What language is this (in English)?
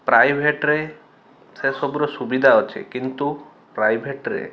Odia